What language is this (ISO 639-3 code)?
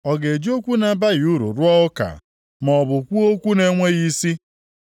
ibo